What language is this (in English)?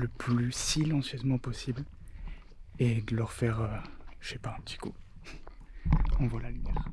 French